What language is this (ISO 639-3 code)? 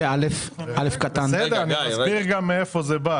heb